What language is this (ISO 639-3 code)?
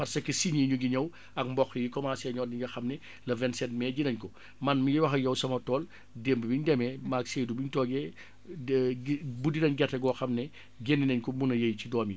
wol